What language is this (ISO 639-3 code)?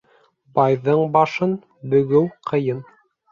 bak